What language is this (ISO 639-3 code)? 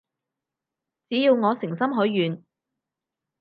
yue